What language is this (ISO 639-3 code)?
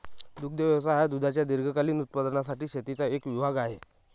mar